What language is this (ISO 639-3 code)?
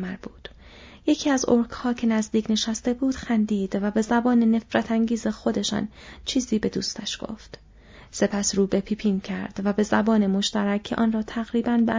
fas